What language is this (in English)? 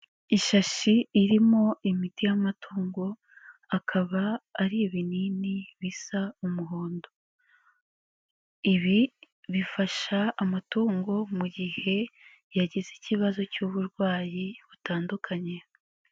Kinyarwanda